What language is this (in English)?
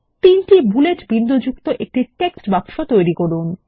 Bangla